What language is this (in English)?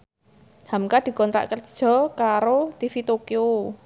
Javanese